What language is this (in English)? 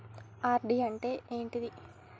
Telugu